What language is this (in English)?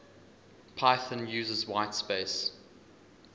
English